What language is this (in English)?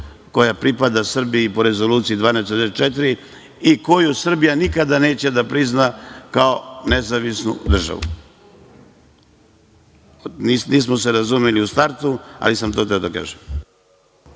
Serbian